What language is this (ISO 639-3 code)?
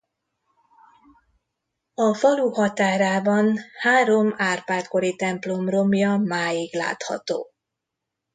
hun